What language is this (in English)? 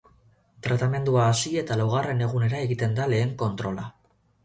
Basque